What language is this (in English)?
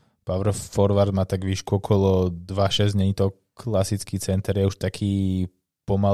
Slovak